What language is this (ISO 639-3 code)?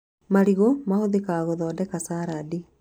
kik